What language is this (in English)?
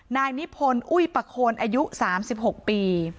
Thai